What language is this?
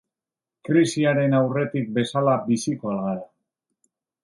Basque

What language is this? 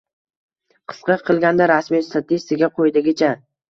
Uzbek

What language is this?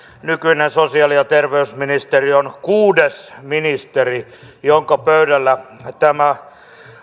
Finnish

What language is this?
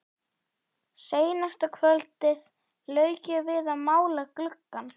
Icelandic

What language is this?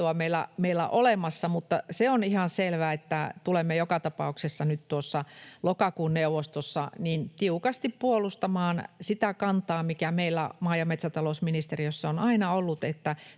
Finnish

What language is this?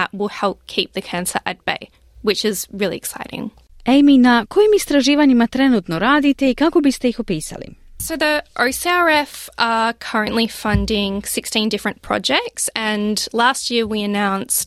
Croatian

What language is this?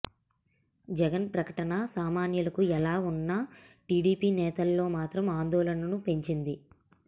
Telugu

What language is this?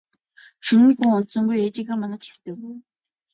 Mongolian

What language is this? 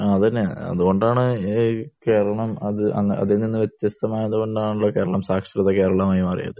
Malayalam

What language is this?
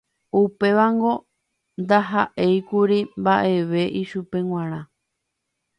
Guarani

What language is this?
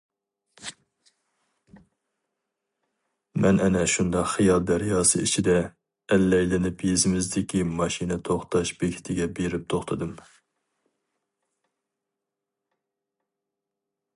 Uyghur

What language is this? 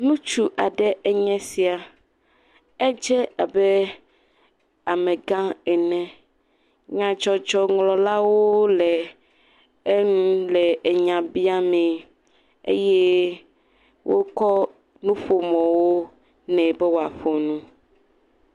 Ewe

